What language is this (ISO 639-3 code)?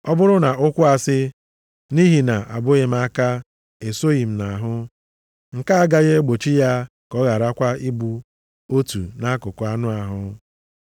ibo